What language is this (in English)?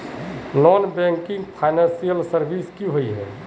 Magahi